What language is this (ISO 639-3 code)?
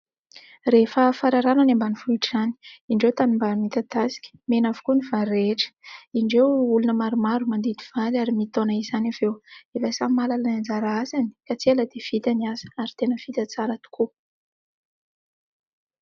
mlg